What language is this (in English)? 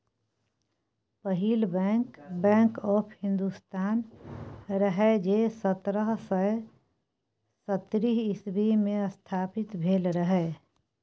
Maithili